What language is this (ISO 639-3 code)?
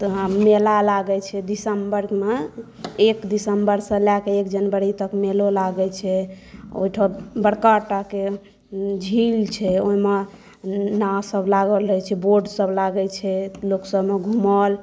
mai